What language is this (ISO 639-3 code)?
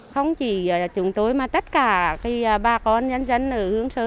vie